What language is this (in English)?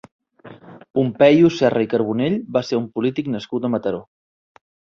Catalan